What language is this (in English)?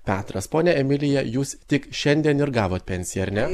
Lithuanian